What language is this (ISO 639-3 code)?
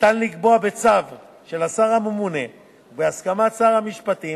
heb